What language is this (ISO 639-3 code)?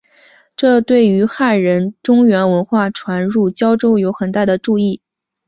zho